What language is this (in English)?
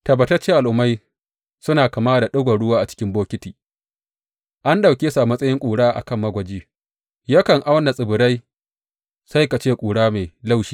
Hausa